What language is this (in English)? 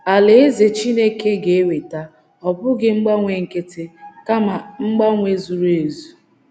Igbo